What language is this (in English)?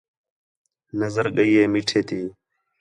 Khetrani